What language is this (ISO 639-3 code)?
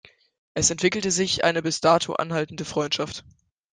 deu